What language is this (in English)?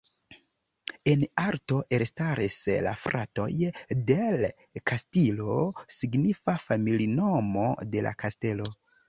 Esperanto